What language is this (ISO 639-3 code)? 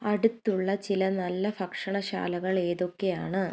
mal